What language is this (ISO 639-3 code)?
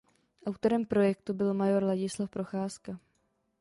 ces